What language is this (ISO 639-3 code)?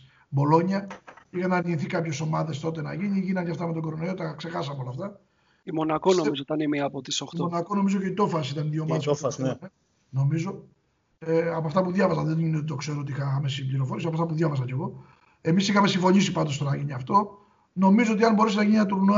ell